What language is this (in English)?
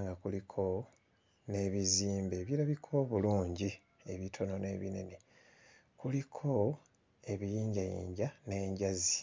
Ganda